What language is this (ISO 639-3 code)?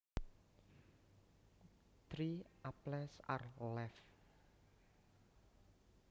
jav